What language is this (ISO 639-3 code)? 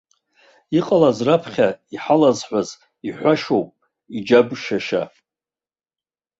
abk